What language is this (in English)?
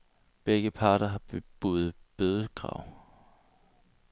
Danish